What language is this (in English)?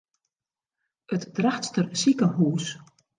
Western Frisian